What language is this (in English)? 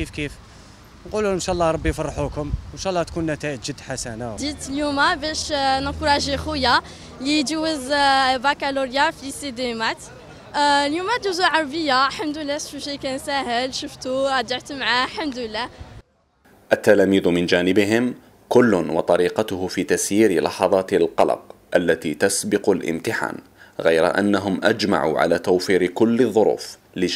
Arabic